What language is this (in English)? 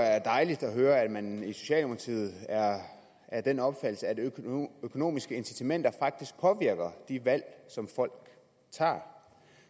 Danish